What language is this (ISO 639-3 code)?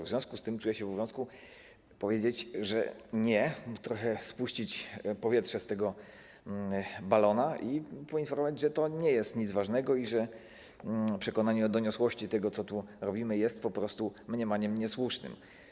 pol